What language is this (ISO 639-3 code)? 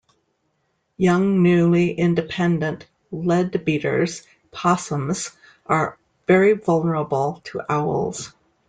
eng